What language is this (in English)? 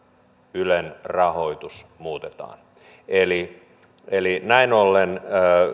Finnish